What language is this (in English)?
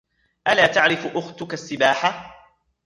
Arabic